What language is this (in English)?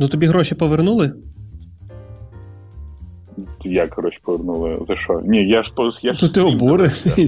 Ukrainian